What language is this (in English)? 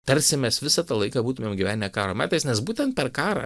Lithuanian